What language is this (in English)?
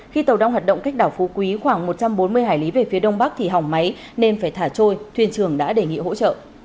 Vietnamese